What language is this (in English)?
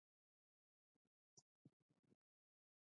Pashto